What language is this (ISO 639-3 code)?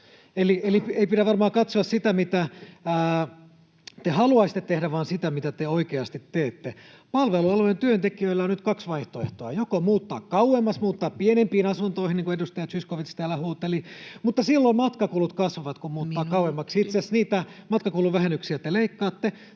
fin